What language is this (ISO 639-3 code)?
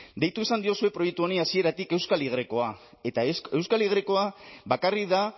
eus